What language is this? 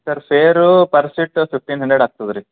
Kannada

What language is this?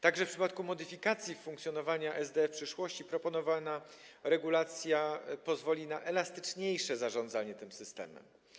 Polish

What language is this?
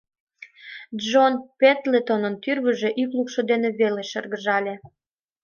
Mari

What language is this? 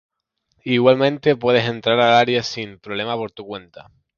Spanish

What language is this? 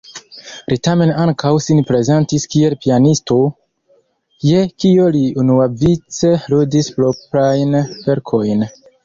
Esperanto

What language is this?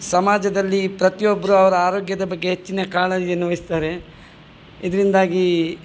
Kannada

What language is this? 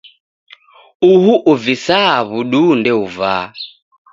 Taita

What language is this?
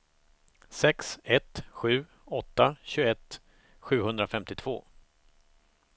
Swedish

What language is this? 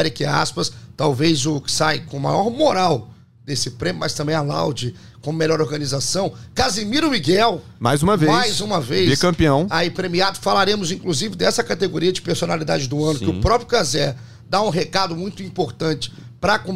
Portuguese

